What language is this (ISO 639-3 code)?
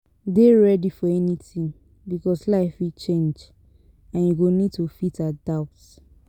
pcm